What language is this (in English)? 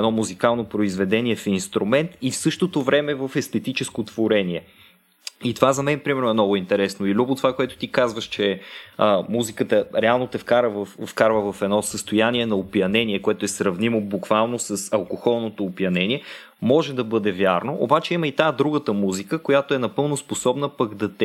Bulgarian